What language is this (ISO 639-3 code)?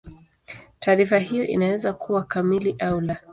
swa